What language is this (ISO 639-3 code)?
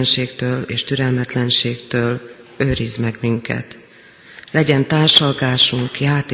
hun